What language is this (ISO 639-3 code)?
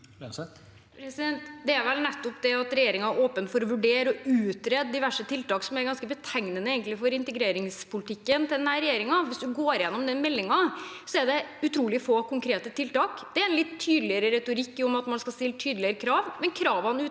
nor